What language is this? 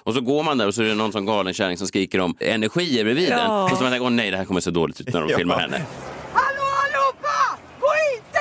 Swedish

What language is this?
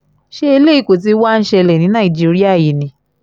Yoruba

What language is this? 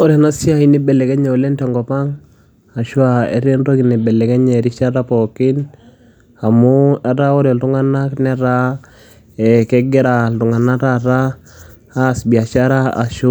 Masai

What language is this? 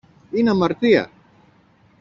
Greek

